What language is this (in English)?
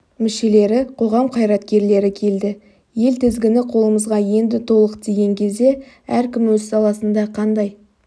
Kazakh